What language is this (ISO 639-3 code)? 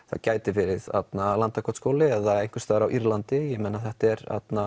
isl